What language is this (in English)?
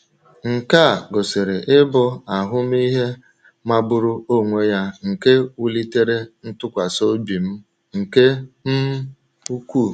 Igbo